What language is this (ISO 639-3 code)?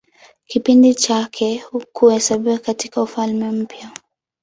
swa